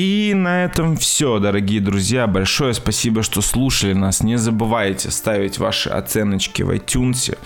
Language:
Russian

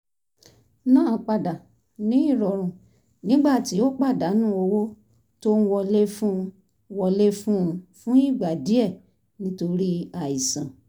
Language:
Yoruba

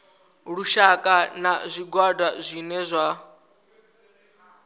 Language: Venda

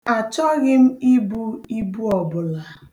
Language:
Igbo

